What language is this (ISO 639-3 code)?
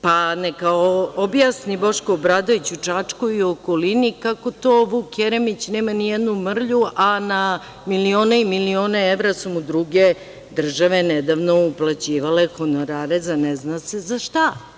srp